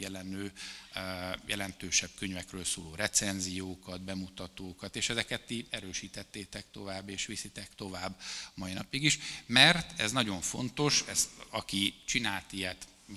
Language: Hungarian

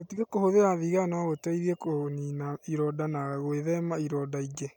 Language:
Kikuyu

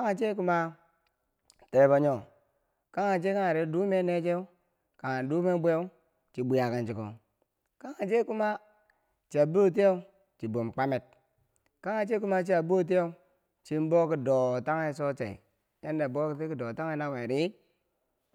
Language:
Bangwinji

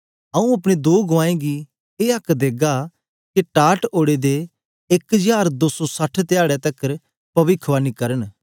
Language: Dogri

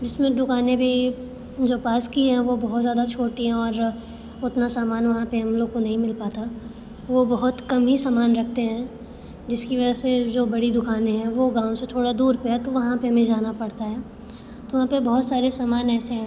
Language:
Hindi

